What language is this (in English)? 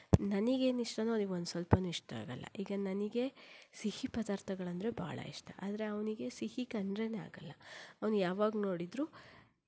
Kannada